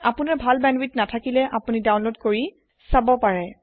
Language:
Assamese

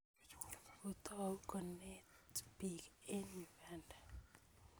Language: Kalenjin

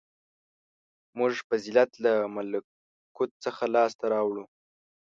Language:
Pashto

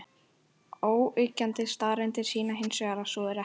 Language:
Icelandic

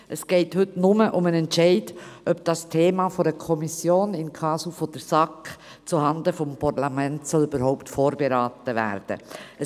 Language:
Swiss German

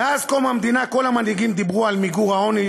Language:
Hebrew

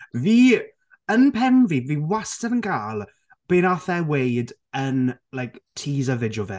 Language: Welsh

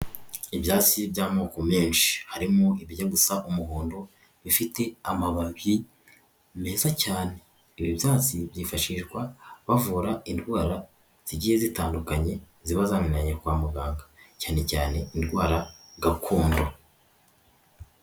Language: Kinyarwanda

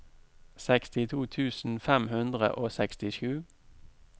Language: Norwegian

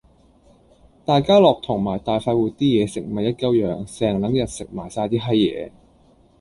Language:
Cantonese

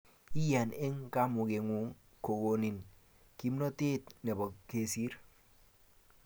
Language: Kalenjin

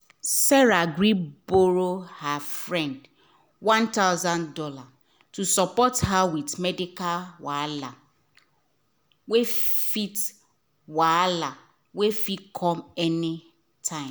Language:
Nigerian Pidgin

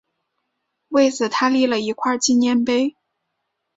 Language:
Chinese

